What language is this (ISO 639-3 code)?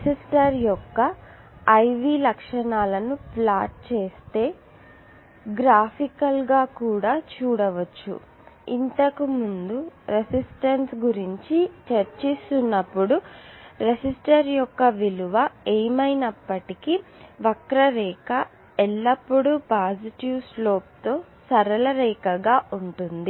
tel